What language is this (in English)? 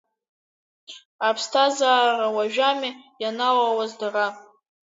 Abkhazian